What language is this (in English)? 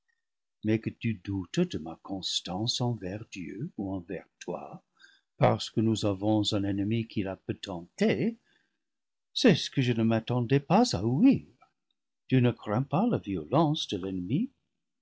French